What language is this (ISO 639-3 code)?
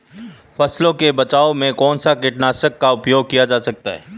hin